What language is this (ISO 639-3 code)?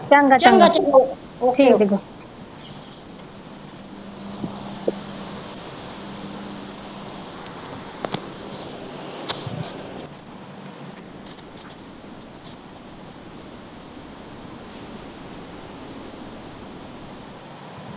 pan